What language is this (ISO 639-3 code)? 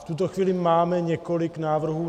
ces